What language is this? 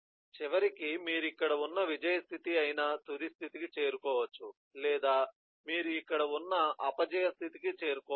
Telugu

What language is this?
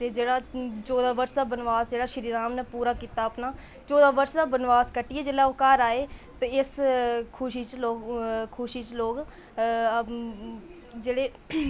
Dogri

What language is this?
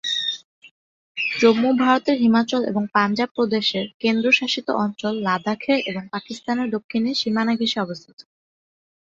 Bangla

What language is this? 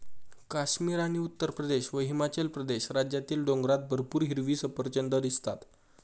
Marathi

